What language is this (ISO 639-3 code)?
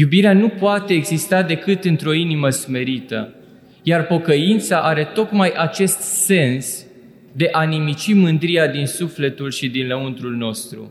ron